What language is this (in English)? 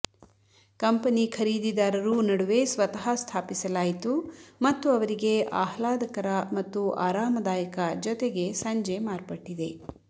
Kannada